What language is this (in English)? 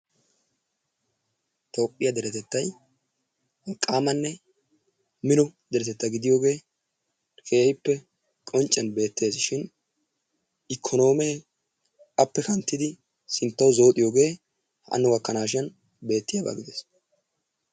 Wolaytta